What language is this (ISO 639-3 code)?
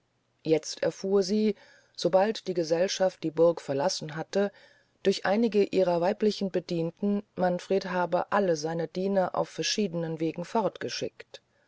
deu